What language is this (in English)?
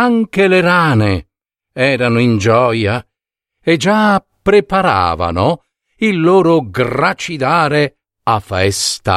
Italian